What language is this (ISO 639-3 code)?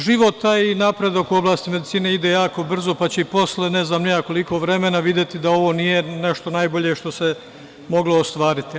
srp